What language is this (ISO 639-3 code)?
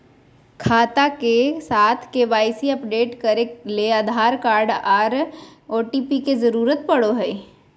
mag